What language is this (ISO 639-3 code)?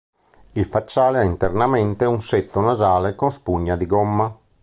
ita